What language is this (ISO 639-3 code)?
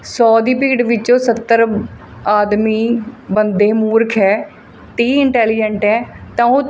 pan